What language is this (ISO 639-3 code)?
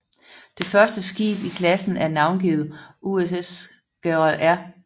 dan